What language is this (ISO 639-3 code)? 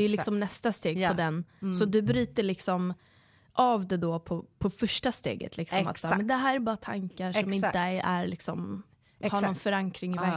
swe